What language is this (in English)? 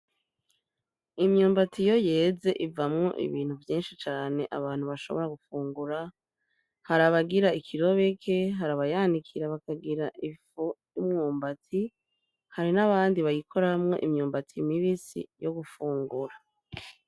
Rundi